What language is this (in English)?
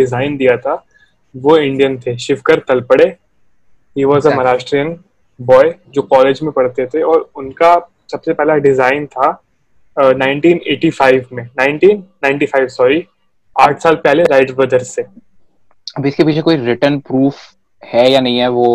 Hindi